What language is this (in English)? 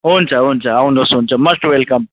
Nepali